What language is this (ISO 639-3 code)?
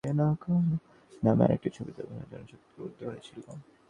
ben